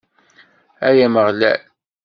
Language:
Kabyle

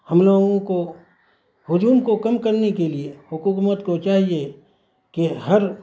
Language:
Urdu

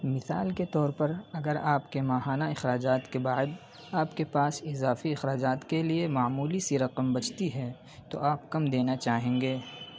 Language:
Urdu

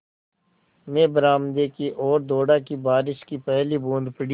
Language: Hindi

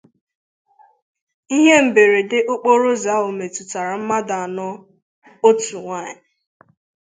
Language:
Igbo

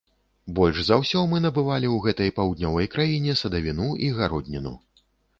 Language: Belarusian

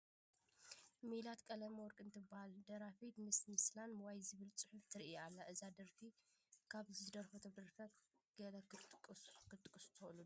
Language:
Tigrinya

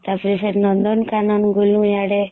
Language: Odia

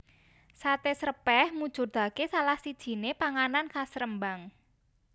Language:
Javanese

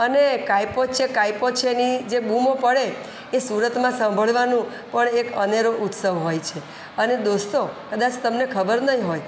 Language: Gujarati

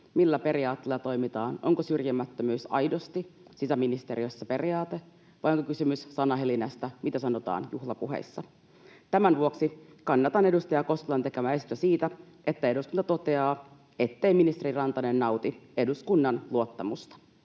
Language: Finnish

